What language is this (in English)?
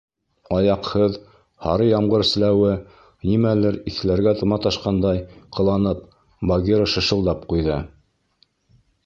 Bashkir